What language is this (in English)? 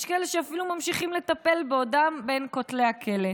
Hebrew